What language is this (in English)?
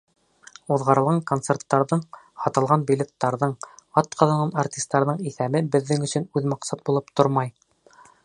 Bashkir